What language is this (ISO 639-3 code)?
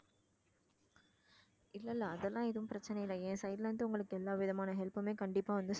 tam